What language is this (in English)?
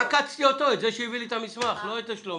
Hebrew